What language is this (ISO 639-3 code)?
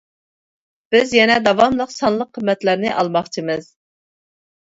uig